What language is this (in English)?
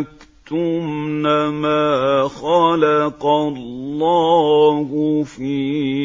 Arabic